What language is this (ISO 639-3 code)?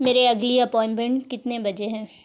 urd